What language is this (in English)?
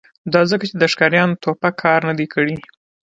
Pashto